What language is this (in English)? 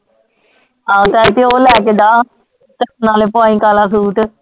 Punjabi